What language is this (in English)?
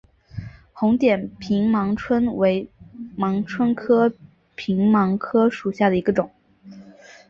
Chinese